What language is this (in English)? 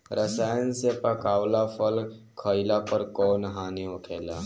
Bhojpuri